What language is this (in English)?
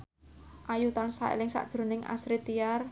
Javanese